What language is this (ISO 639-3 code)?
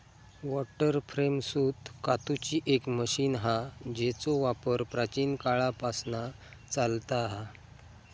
mar